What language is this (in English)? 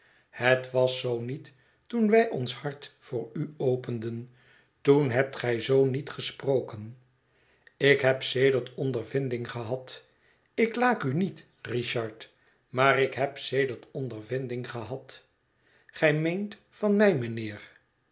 Dutch